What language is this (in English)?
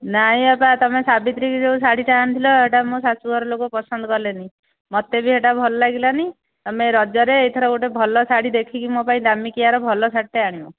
Odia